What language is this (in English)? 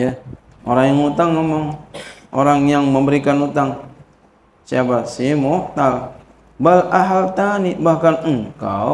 Indonesian